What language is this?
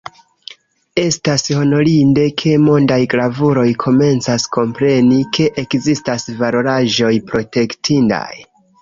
Esperanto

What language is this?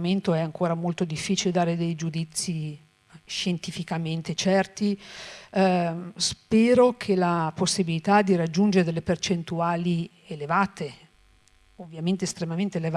Italian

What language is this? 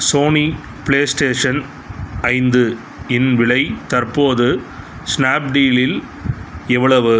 Tamil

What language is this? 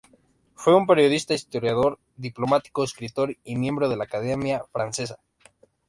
Spanish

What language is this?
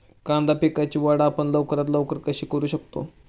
Marathi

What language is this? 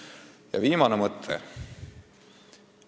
Estonian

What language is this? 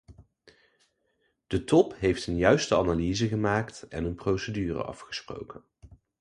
Dutch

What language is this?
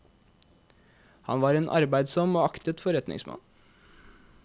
Norwegian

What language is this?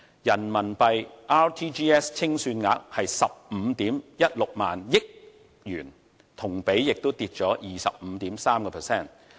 Cantonese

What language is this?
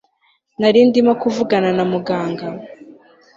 Kinyarwanda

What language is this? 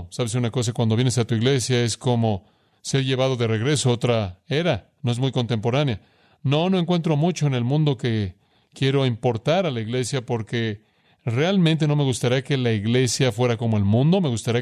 Spanish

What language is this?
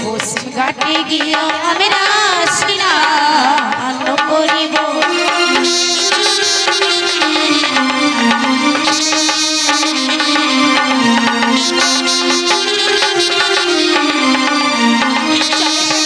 Thai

